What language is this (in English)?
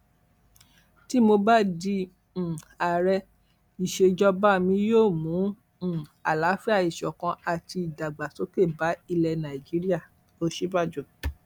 Yoruba